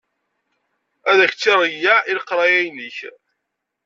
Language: Kabyle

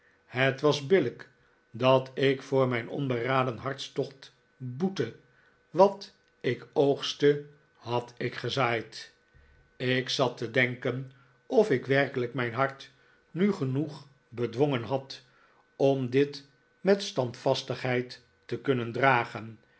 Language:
Dutch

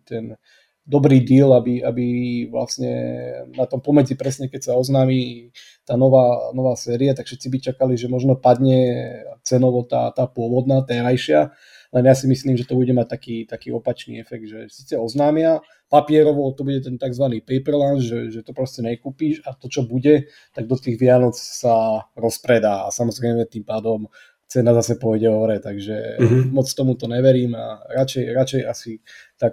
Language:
Slovak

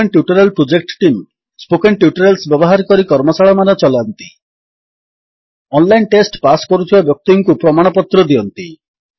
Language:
Odia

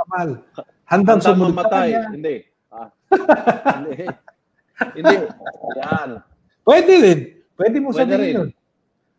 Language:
Filipino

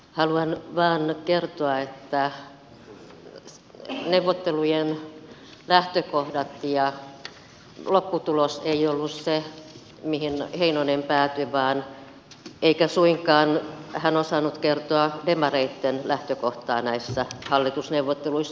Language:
Finnish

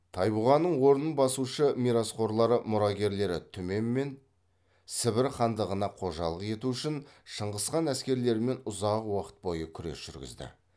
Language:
Kazakh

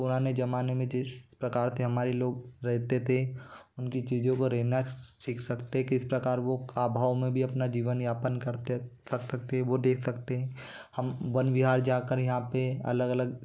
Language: Hindi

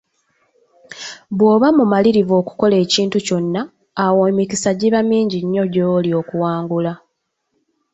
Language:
Ganda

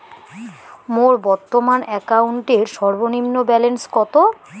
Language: Bangla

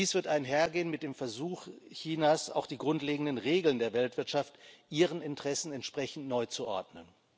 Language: German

